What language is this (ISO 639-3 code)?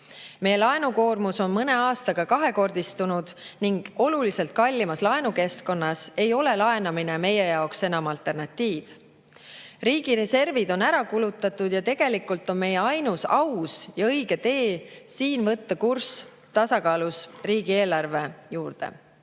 est